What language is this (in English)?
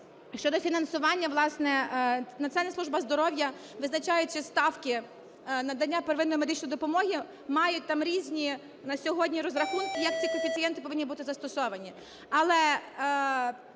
Ukrainian